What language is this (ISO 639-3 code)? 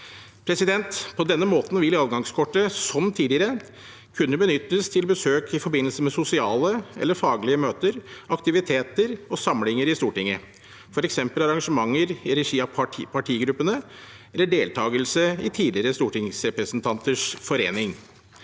nor